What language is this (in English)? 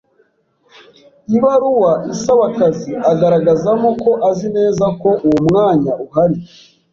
Kinyarwanda